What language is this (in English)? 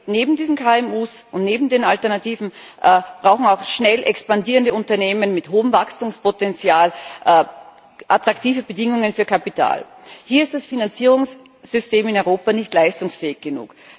German